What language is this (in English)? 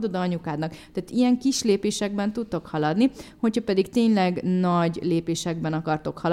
Hungarian